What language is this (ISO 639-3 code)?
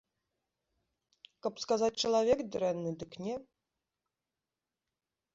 bel